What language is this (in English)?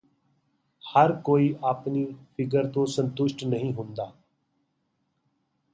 Punjabi